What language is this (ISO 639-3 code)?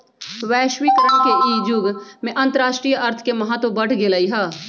mag